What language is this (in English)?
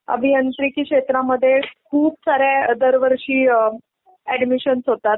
Marathi